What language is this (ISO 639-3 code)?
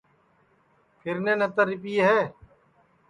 ssi